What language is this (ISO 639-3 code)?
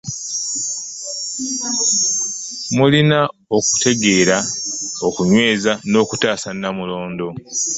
lug